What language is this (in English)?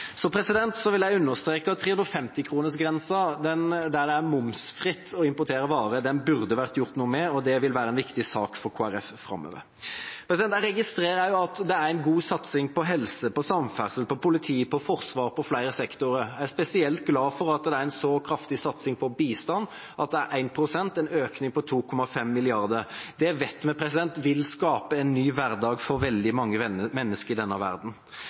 Norwegian Bokmål